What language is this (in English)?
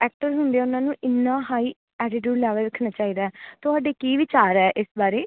Punjabi